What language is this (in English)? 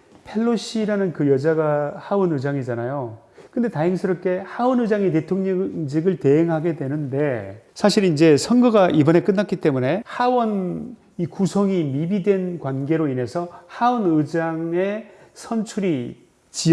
Korean